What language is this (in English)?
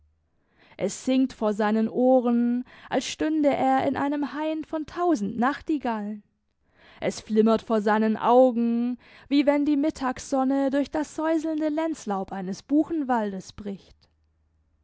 German